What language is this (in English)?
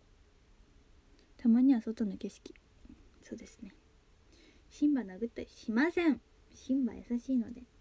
Japanese